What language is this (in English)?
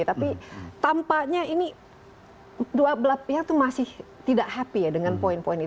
Indonesian